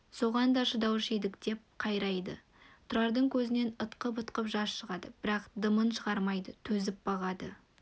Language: Kazakh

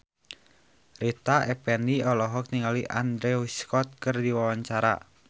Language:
Sundanese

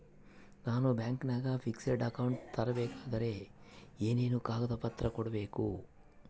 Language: Kannada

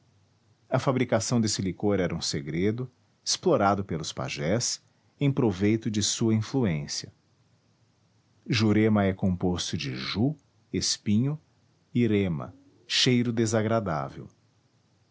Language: Portuguese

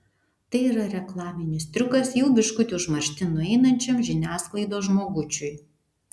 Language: Lithuanian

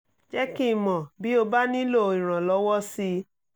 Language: Yoruba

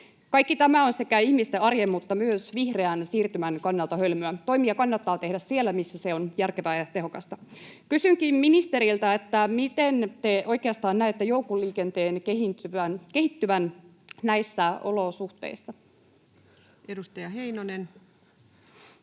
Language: Finnish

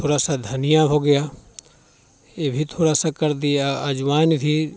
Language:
Hindi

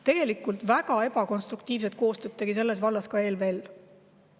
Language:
Estonian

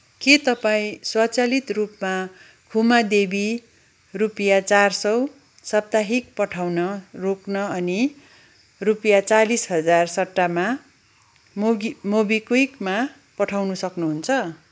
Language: Nepali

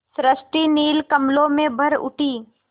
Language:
Hindi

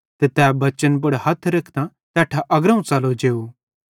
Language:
Bhadrawahi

